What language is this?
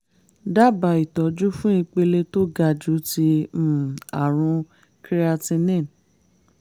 Yoruba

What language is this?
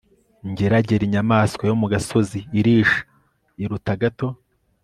Kinyarwanda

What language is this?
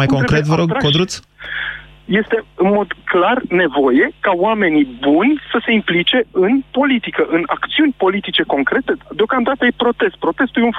Romanian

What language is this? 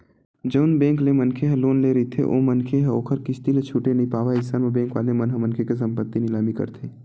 Chhattisgarhi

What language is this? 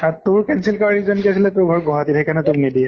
Assamese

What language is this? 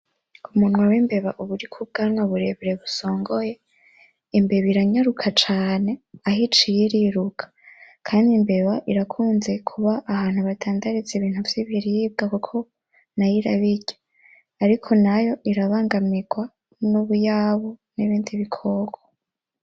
Rundi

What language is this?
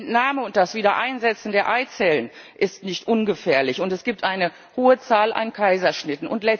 German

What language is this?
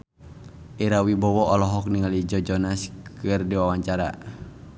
Sundanese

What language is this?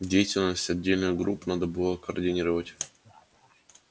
Russian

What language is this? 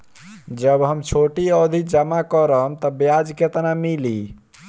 Bhojpuri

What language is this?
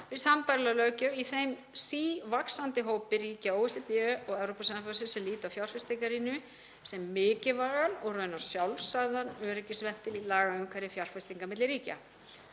Icelandic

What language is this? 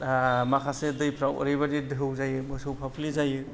Bodo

